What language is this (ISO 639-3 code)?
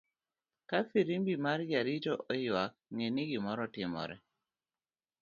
luo